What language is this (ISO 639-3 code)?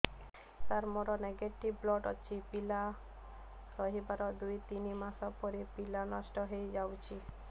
ori